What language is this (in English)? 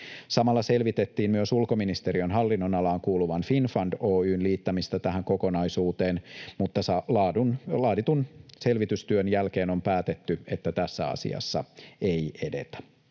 Finnish